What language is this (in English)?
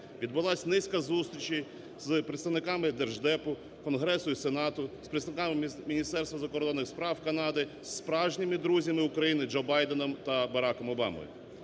Ukrainian